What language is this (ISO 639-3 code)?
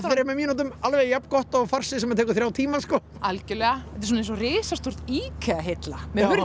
isl